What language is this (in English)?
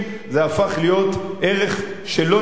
Hebrew